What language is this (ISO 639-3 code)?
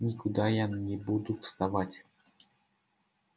rus